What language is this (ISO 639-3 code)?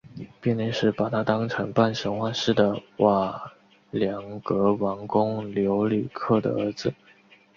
zho